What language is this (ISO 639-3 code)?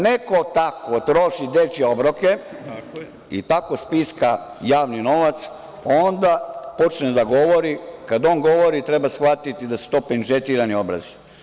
srp